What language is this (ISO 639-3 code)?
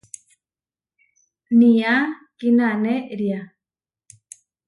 var